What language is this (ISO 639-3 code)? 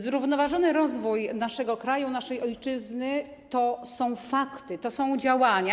pol